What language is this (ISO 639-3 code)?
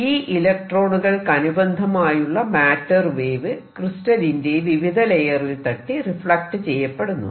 mal